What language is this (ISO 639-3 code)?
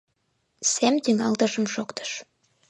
chm